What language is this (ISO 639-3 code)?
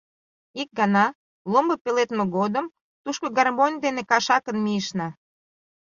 chm